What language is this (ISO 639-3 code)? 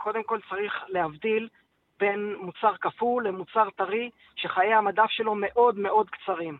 heb